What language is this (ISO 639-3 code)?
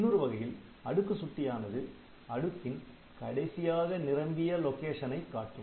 tam